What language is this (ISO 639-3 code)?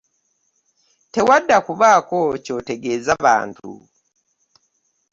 lug